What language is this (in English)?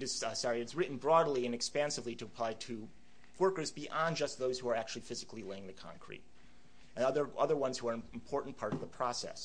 English